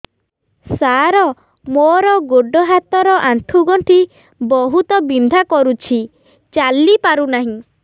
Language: Odia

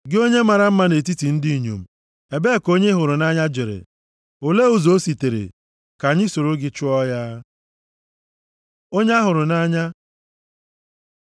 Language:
Igbo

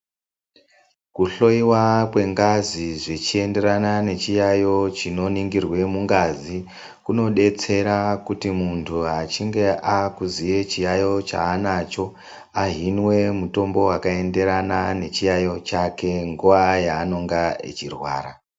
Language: Ndau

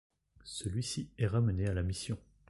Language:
French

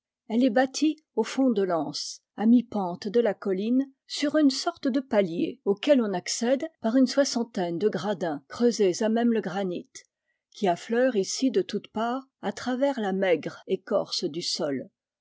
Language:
French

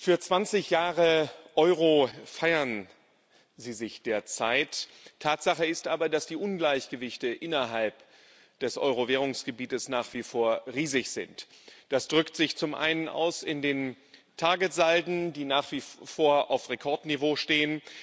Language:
German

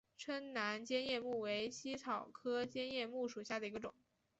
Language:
Chinese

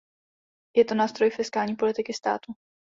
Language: Czech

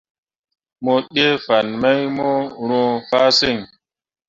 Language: Mundang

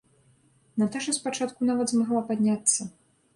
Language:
Belarusian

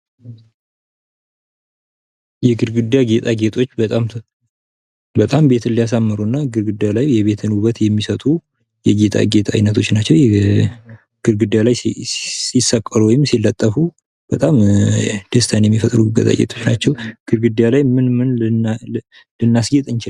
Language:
Amharic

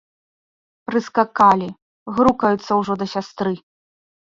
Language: Belarusian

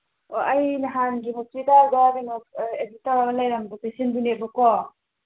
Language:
Manipuri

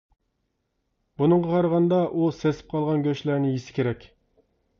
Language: Uyghur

